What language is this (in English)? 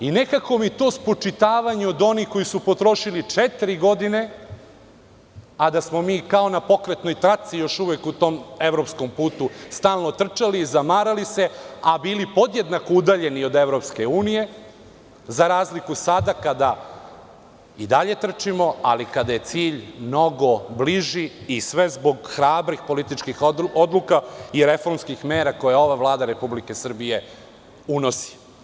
Serbian